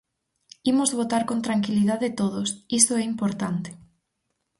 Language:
Galician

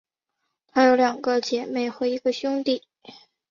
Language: Chinese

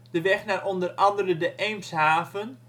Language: Dutch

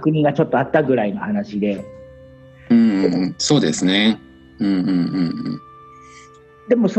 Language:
Japanese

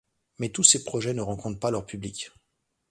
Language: French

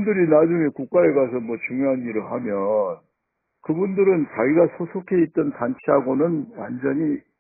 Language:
Korean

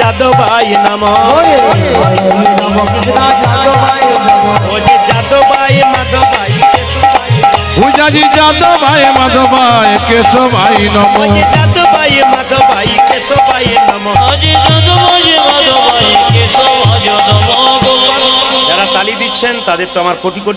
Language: Hindi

